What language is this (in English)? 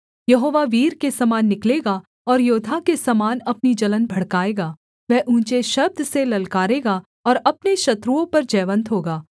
Hindi